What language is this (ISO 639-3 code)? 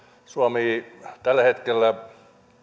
fin